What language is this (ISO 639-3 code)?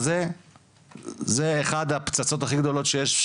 heb